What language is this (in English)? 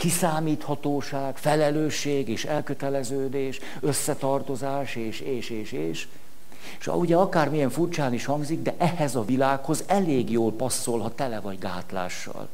Hungarian